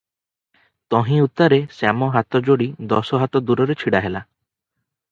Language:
Odia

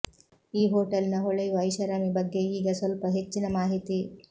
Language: Kannada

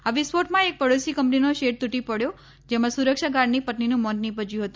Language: Gujarati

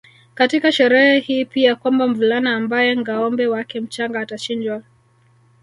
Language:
Swahili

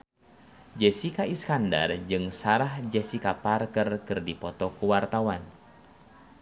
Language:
Sundanese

